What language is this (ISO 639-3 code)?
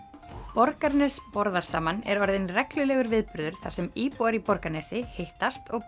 isl